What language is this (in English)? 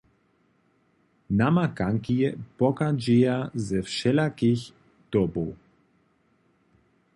Upper Sorbian